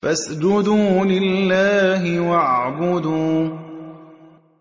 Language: Arabic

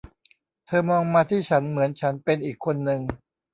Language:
Thai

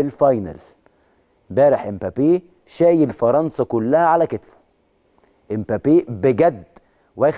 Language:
Arabic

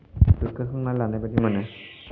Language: Bodo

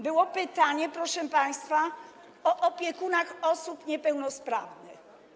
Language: Polish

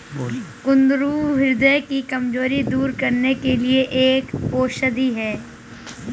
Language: Hindi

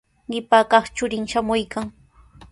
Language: Sihuas Ancash Quechua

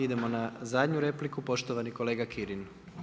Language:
Croatian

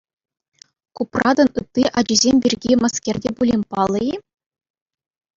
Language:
Chuvash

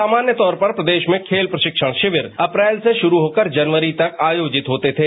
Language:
Hindi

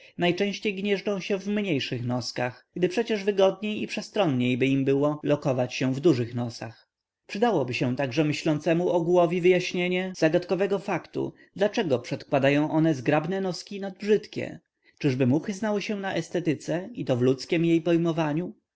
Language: Polish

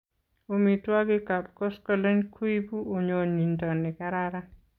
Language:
Kalenjin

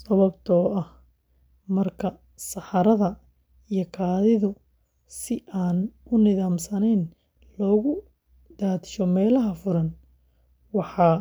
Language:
Somali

